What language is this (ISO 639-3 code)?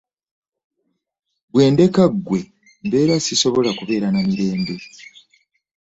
lug